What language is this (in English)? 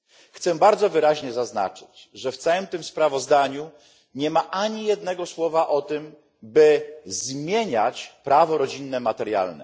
Polish